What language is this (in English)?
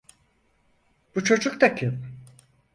Turkish